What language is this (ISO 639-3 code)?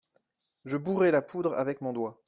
fra